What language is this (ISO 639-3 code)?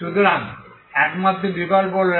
ben